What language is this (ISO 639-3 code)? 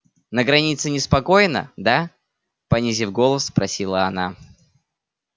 rus